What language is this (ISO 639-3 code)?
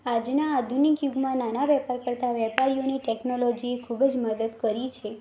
guj